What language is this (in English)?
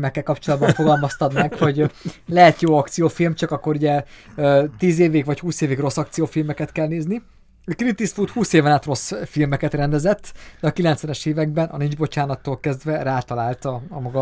Hungarian